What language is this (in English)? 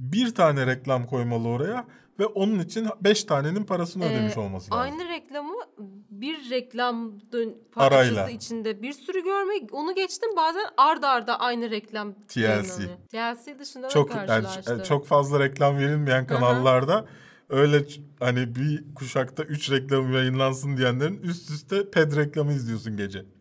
Turkish